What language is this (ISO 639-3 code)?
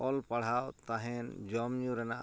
sat